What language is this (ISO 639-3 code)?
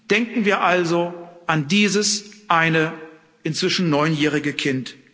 deu